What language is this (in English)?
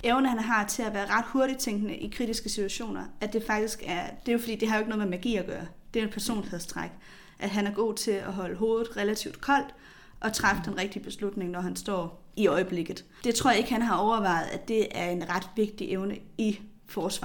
Danish